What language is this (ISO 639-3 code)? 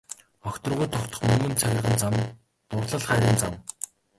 mon